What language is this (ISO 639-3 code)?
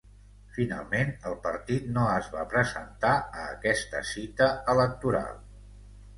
cat